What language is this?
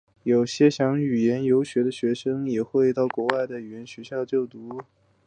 Chinese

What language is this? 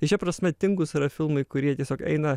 Lithuanian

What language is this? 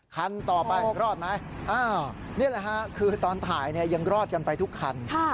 Thai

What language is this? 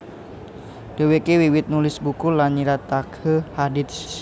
Javanese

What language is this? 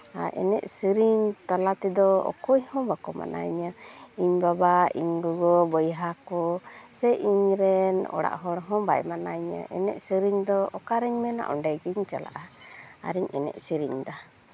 Santali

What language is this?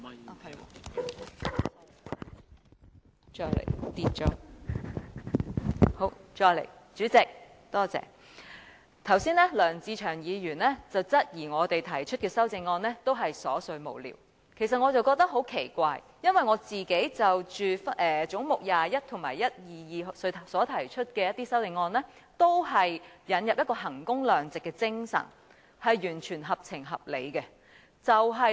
Cantonese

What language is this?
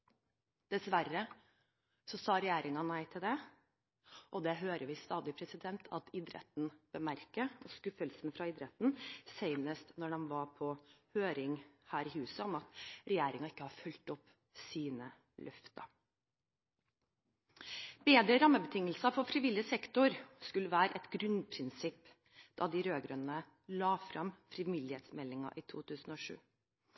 Norwegian Bokmål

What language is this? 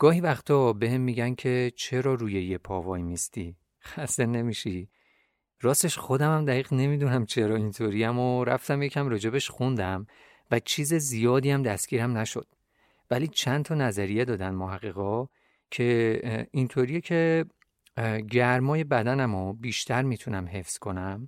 Persian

